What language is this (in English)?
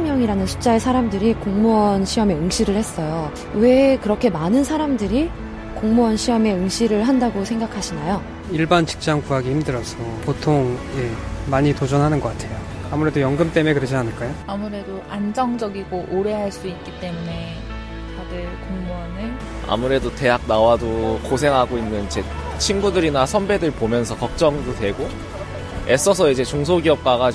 Korean